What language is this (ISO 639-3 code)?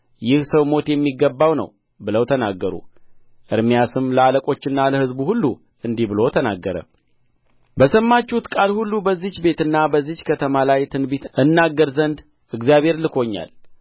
amh